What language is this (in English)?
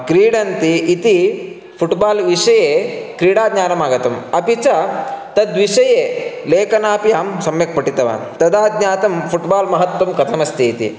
Sanskrit